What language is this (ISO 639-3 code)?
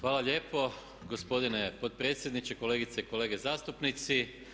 hrv